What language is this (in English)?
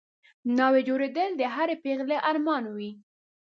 Pashto